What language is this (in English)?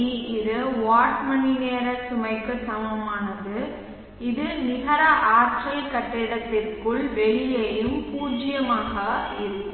Tamil